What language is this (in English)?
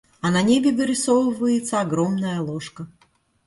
Russian